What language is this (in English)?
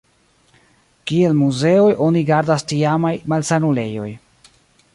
Esperanto